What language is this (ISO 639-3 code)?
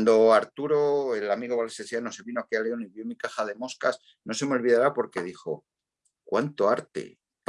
spa